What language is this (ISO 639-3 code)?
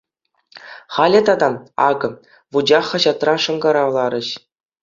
chv